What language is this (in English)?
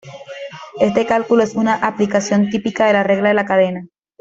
Spanish